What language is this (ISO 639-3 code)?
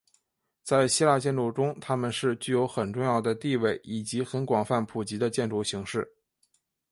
zho